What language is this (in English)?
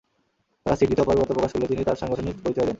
Bangla